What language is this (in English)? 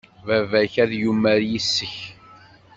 Kabyle